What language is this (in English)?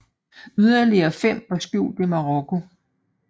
Danish